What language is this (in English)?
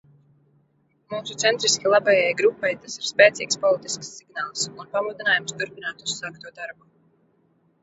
Latvian